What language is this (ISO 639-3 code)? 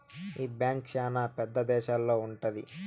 tel